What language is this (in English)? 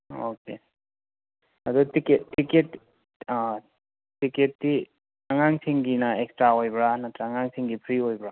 Manipuri